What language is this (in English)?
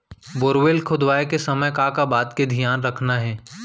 Chhattisgarhi